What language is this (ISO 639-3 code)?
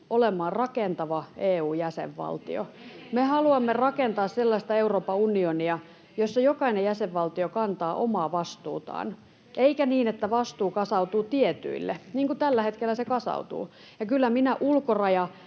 fin